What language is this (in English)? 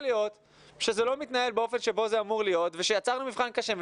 Hebrew